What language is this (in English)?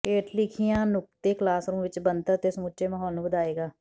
Punjabi